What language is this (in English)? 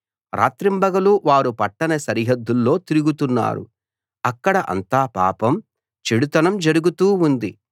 Telugu